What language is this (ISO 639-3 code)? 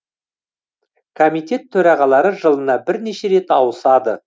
kaz